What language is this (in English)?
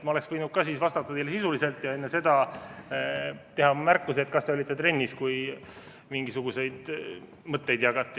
Estonian